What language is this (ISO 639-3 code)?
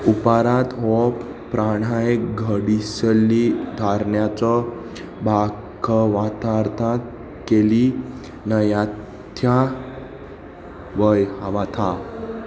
kok